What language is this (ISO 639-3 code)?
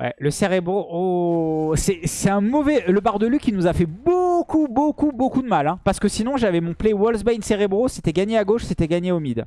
fra